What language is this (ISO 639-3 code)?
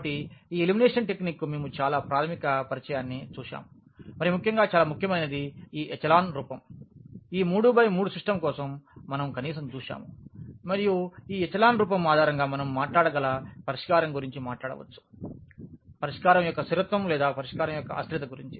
tel